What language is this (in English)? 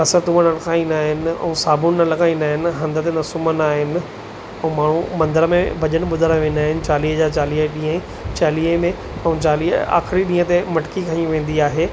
Sindhi